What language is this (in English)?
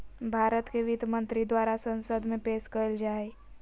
Magahi